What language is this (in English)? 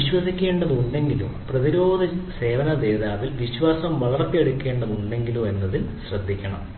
Malayalam